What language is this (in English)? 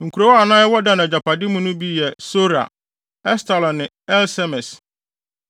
Akan